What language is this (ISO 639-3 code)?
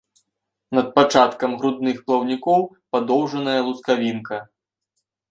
bel